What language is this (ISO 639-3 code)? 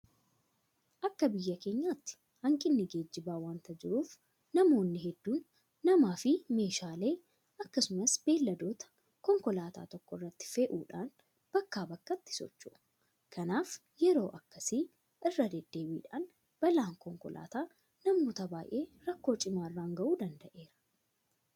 orm